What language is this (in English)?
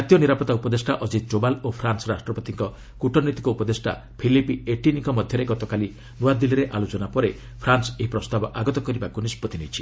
Odia